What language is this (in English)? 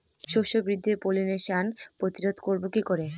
Bangla